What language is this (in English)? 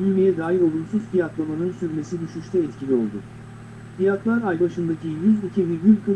Turkish